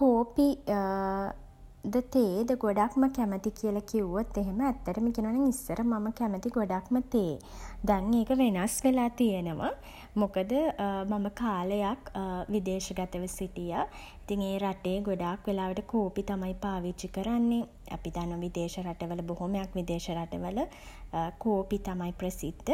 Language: Sinhala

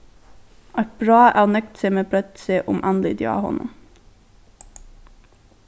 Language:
Faroese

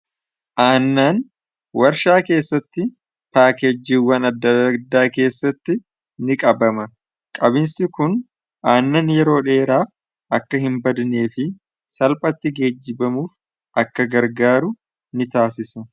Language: Oromo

